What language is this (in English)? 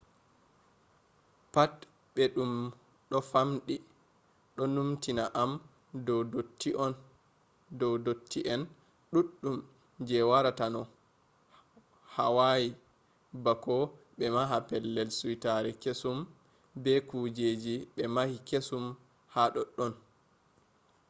Fula